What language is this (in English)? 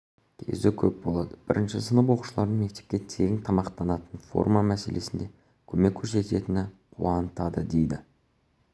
Kazakh